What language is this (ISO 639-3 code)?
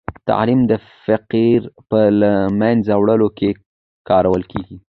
pus